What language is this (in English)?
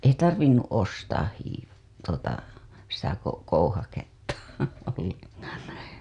Finnish